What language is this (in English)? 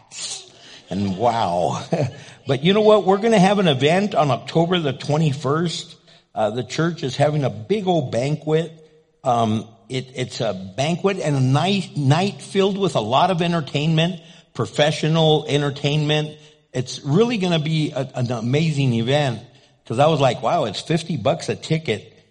English